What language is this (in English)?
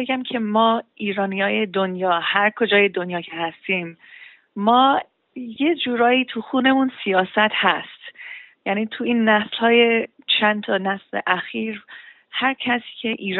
Persian